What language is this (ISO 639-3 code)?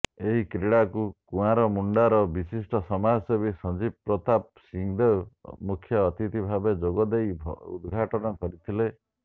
ori